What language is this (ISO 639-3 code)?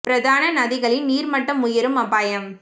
tam